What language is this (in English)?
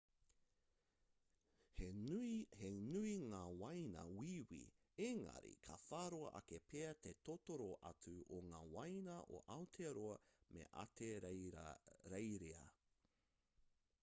Māori